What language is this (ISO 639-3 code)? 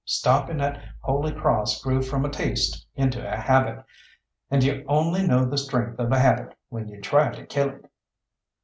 eng